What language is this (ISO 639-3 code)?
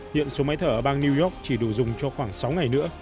vie